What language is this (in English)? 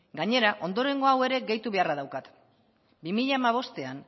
Basque